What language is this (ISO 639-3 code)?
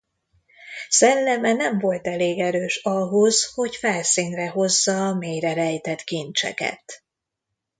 hun